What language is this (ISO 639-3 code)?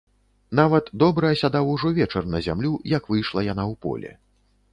bel